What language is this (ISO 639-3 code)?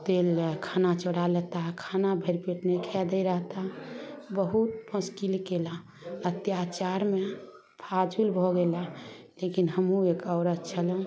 mai